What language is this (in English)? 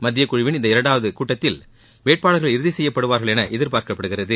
Tamil